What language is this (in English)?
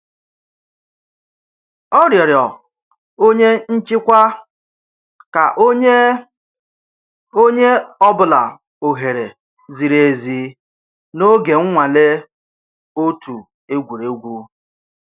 Igbo